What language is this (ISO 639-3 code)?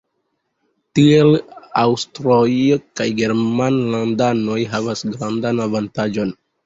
epo